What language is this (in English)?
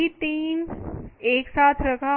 Hindi